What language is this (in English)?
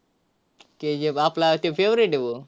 Marathi